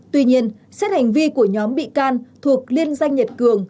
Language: Vietnamese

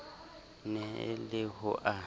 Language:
Southern Sotho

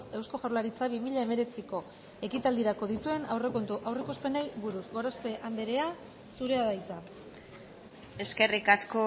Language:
Basque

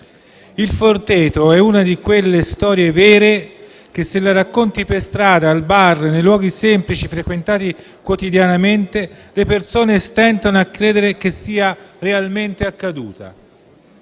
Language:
Italian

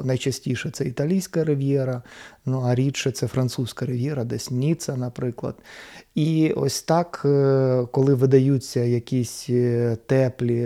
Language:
Ukrainian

